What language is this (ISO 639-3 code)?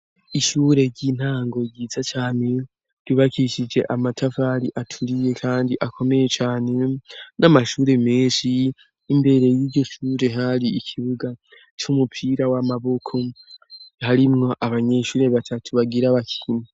run